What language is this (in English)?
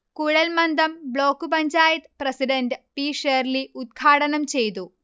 Malayalam